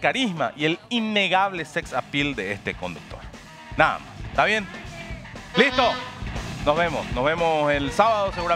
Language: Spanish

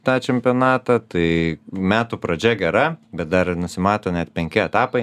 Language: Lithuanian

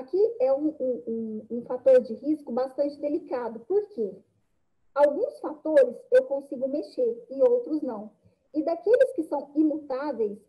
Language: Portuguese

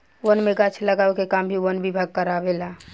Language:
Bhojpuri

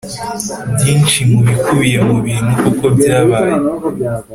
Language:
Kinyarwanda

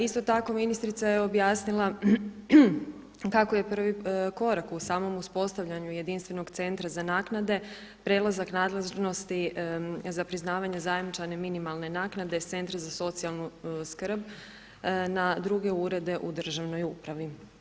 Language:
Croatian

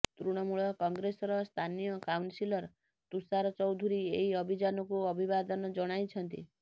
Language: Odia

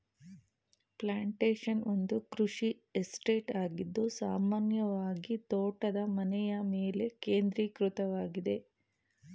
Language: Kannada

